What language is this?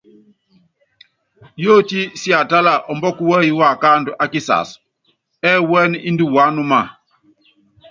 Yangben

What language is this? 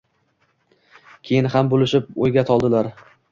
Uzbek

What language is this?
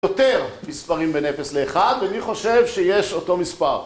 Hebrew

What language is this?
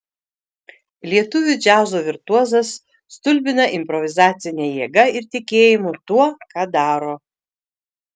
Lithuanian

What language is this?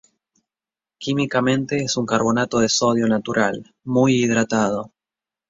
Spanish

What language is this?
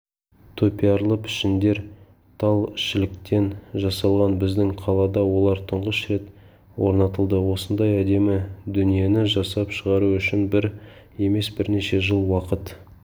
Kazakh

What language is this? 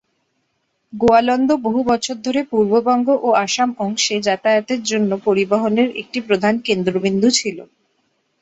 Bangla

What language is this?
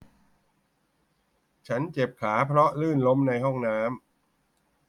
Thai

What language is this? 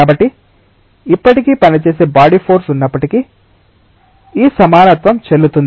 Telugu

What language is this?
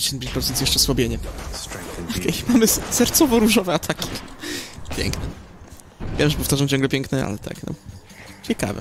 Polish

